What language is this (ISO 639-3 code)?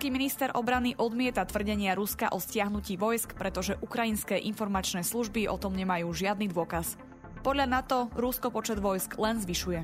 slk